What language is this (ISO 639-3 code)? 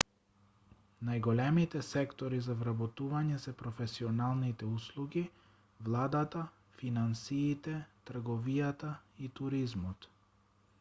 mkd